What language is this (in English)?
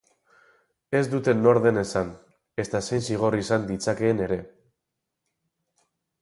Basque